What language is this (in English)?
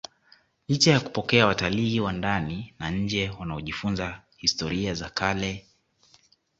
Swahili